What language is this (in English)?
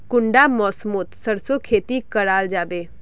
Magahi